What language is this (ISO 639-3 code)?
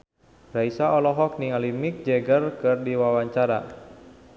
sun